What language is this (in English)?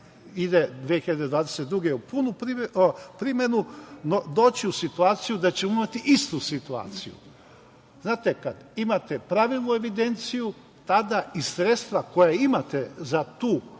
Serbian